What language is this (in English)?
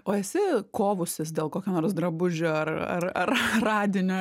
Lithuanian